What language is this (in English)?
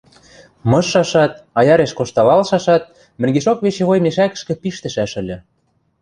Western Mari